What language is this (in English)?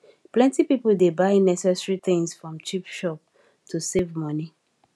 Nigerian Pidgin